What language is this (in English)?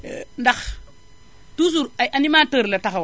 Wolof